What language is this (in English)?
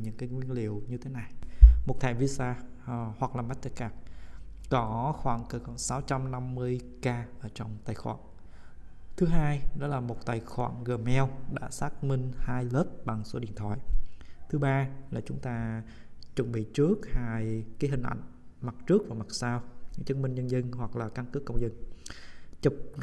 Vietnamese